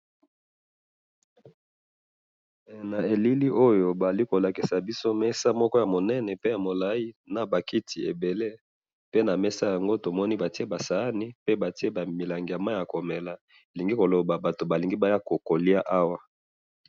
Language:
Lingala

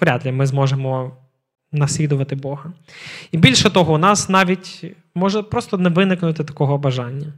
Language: Ukrainian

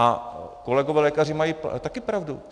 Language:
Czech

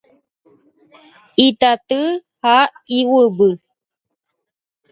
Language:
Guarani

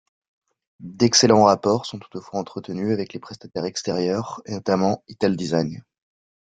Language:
French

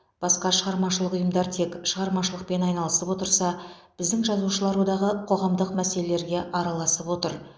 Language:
Kazakh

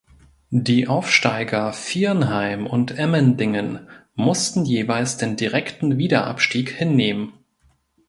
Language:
German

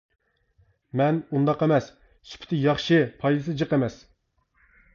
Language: Uyghur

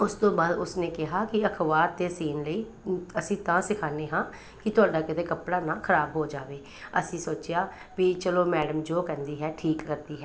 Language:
Punjabi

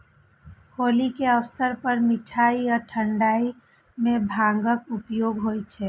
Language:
Maithili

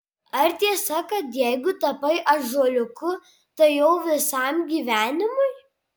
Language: Lithuanian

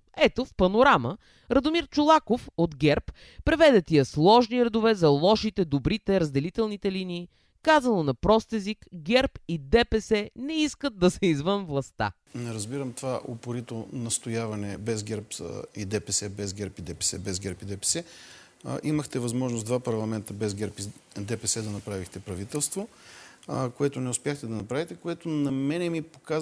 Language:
Bulgarian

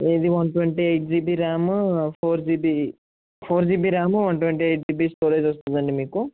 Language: Telugu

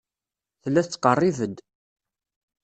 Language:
Kabyle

